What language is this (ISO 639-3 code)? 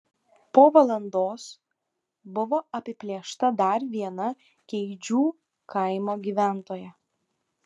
lit